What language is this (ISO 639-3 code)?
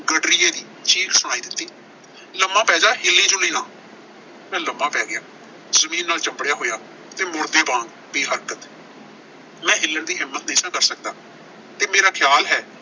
pan